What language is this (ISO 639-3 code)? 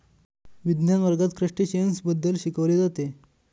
mar